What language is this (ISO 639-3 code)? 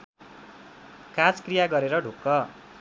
nep